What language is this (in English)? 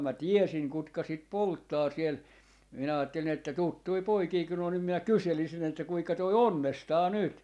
Finnish